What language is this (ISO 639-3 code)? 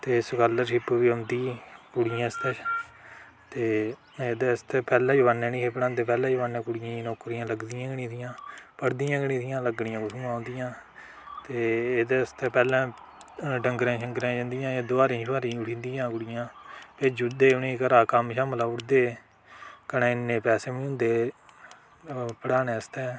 doi